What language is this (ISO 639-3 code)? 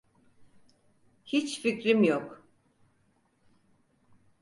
tur